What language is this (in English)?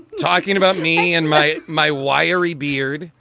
English